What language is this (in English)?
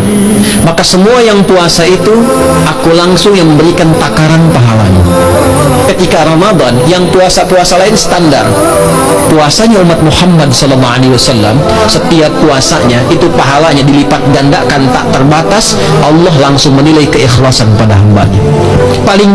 Indonesian